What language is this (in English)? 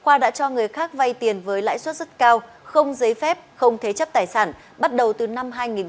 Vietnamese